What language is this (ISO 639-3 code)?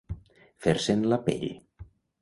cat